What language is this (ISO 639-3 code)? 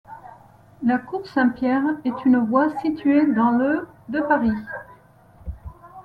fra